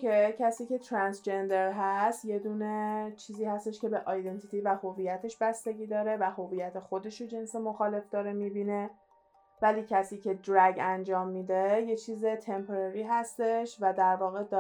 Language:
Persian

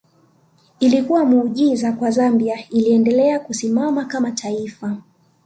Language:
Swahili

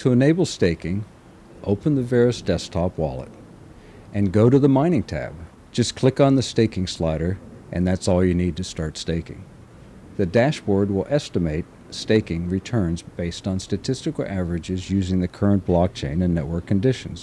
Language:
English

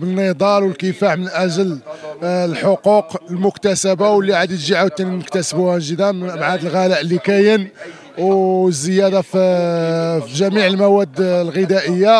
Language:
Arabic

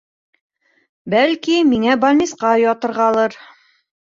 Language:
Bashkir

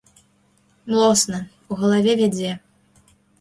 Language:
Belarusian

